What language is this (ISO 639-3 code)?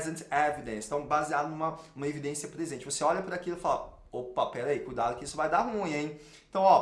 por